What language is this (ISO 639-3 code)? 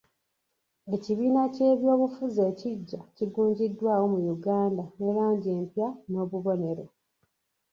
lug